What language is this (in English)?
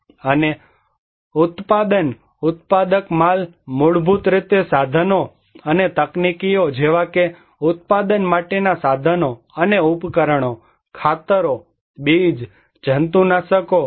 Gujarati